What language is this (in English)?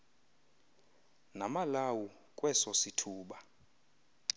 Xhosa